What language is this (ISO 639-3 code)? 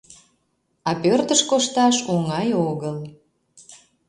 chm